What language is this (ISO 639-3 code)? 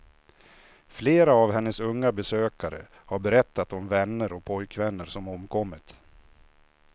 swe